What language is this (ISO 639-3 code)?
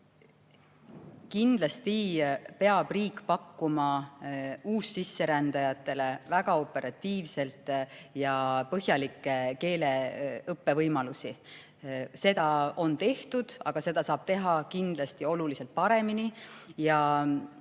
est